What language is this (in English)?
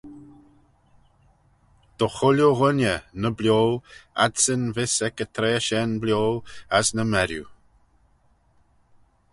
Manx